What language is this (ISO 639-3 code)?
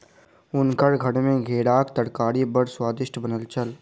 mai